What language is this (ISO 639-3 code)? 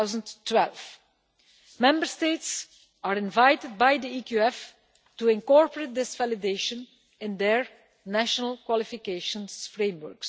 eng